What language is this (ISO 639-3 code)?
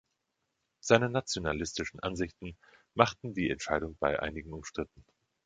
deu